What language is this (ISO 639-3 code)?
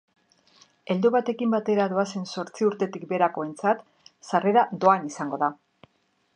eus